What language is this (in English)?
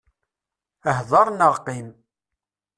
Kabyle